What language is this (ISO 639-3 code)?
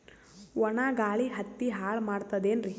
kan